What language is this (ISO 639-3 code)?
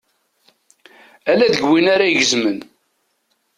kab